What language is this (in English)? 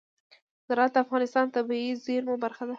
Pashto